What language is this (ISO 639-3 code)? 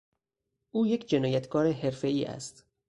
fas